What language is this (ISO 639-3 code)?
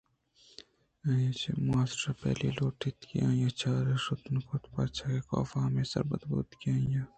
bgp